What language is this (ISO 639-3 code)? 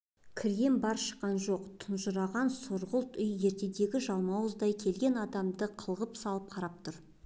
kaz